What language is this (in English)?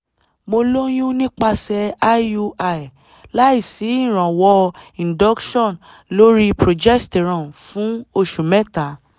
Yoruba